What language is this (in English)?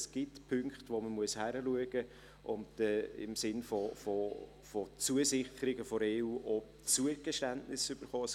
Swiss German